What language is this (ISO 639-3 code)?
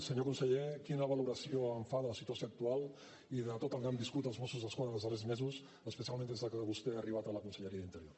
cat